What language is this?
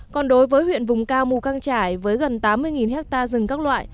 Vietnamese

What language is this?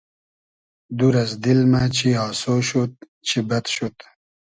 Hazaragi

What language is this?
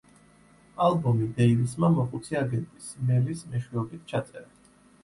Georgian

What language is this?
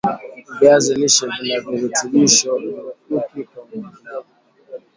Swahili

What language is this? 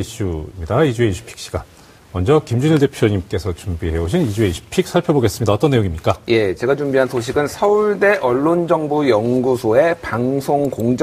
Korean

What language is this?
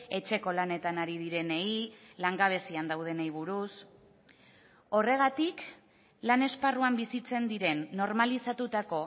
Basque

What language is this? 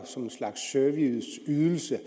Danish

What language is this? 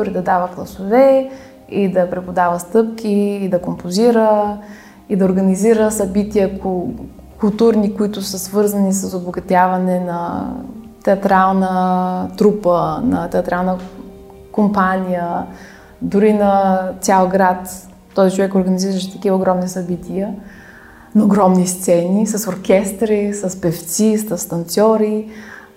Bulgarian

